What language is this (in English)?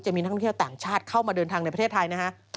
Thai